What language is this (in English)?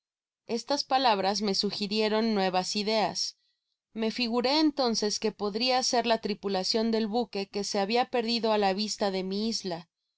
Spanish